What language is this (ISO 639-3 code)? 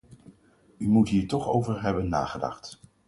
nld